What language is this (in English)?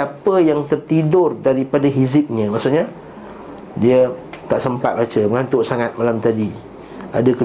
Malay